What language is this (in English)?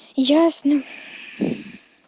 Russian